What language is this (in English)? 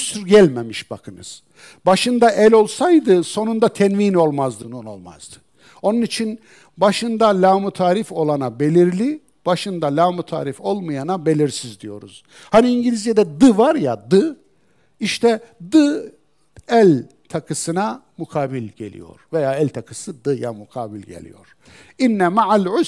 Turkish